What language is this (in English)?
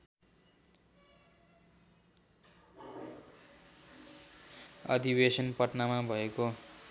Nepali